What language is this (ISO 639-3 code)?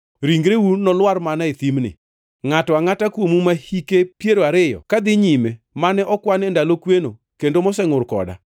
luo